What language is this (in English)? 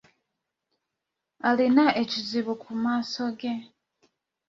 Ganda